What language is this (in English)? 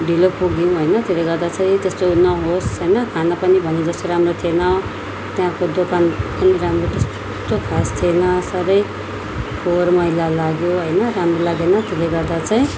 Nepali